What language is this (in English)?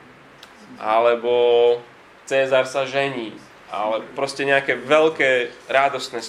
Slovak